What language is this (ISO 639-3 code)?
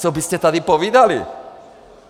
ces